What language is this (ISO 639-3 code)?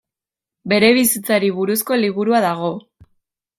eus